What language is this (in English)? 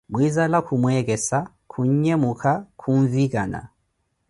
Koti